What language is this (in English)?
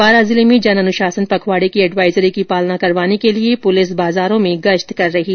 Hindi